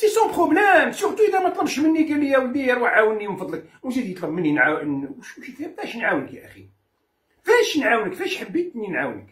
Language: Arabic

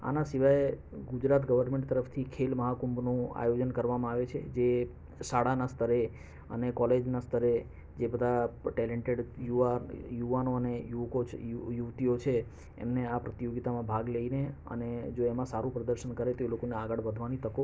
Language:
Gujarati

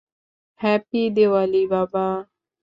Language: Bangla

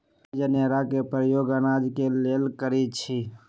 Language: Magahi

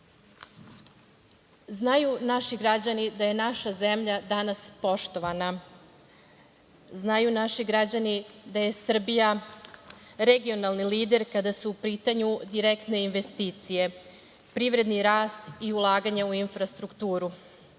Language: Serbian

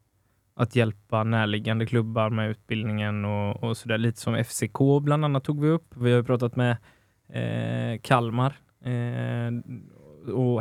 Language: Swedish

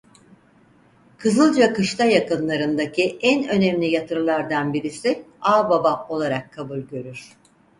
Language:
Turkish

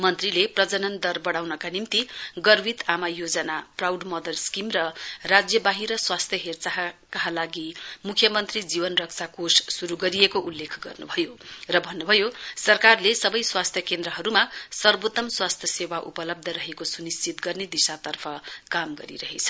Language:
Nepali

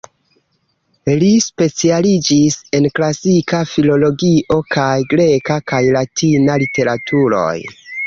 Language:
Esperanto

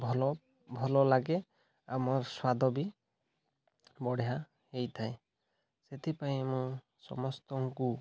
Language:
Odia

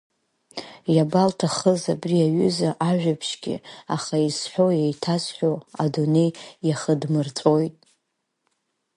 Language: Abkhazian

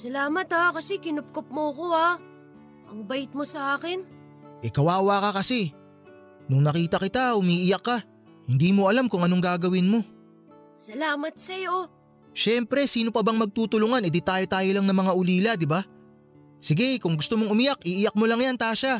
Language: Filipino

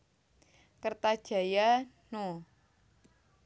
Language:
Javanese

